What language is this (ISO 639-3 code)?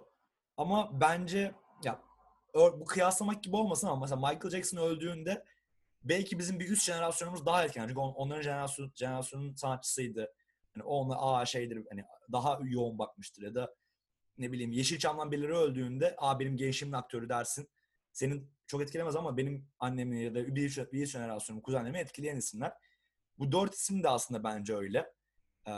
tur